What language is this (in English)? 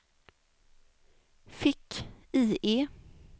Swedish